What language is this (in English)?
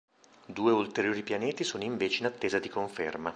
Italian